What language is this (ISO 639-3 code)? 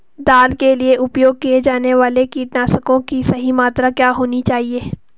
hin